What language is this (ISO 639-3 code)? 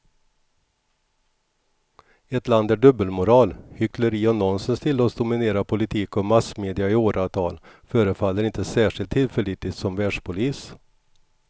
swe